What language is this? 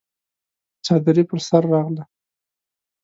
Pashto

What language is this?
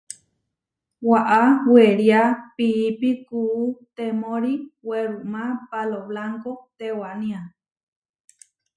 Huarijio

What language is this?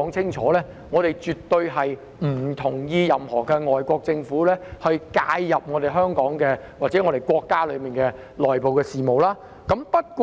Cantonese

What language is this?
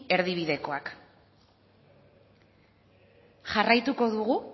Basque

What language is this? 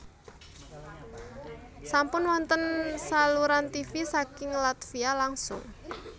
Javanese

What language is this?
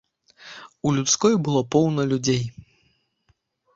Belarusian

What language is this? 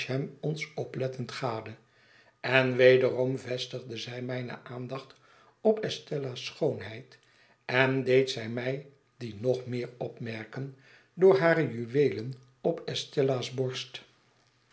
Dutch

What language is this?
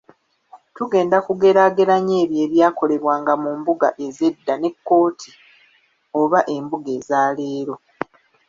Ganda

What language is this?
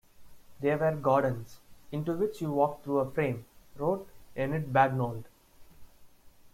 English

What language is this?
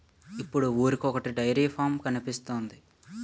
Telugu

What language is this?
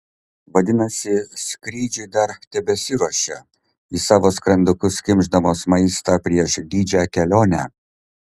Lithuanian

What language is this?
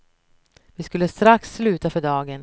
Swedish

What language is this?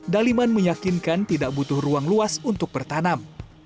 Indonesian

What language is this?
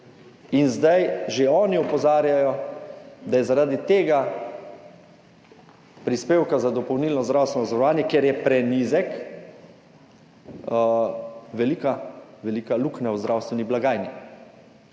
Slovenian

